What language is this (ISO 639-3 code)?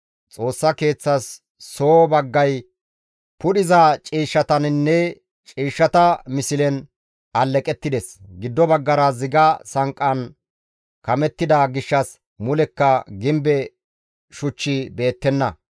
gmv